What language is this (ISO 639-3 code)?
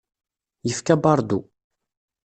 kab